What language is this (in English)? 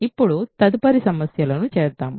Telugu